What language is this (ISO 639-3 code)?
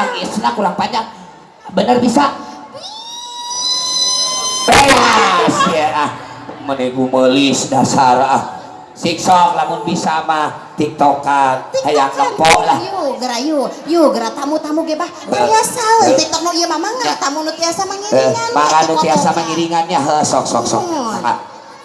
ind